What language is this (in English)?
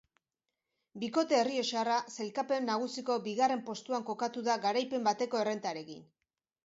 Basque